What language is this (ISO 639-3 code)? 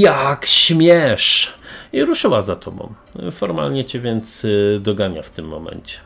pol